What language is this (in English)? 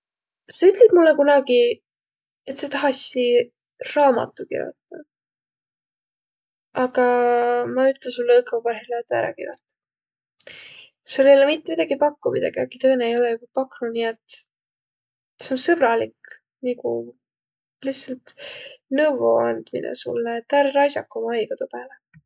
Võro